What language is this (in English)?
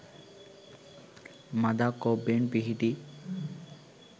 Sinhala